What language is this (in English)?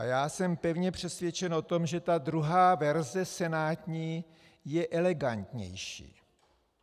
Czech